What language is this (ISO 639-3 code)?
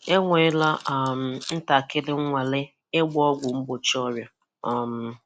ibo